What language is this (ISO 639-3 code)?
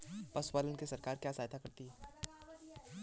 hin